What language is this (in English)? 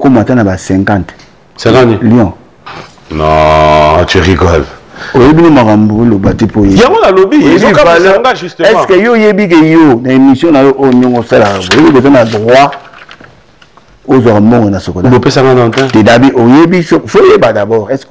French